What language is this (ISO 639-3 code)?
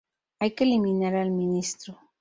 spa